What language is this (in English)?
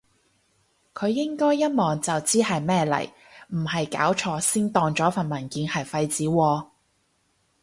Cantonese